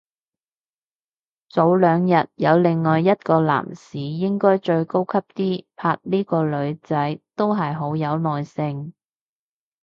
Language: Cantonese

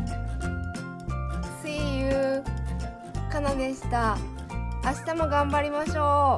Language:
Japanese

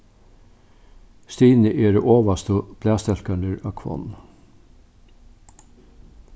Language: Faroese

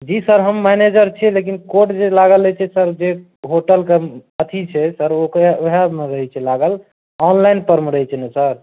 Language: Maithili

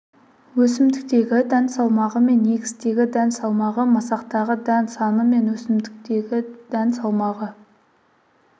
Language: Kazakh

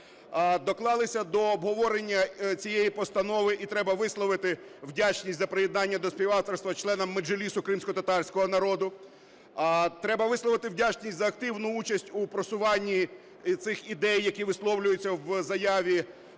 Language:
Ukrainian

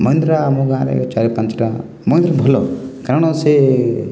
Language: Odia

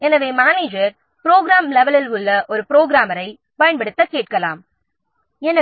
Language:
Tamil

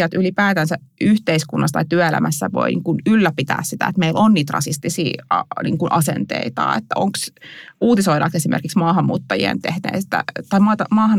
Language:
Finnish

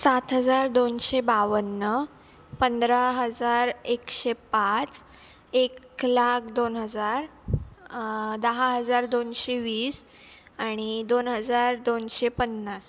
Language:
Marathi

